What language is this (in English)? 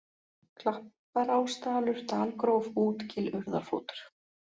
Icelandic